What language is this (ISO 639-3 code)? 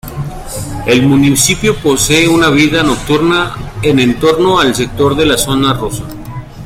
spa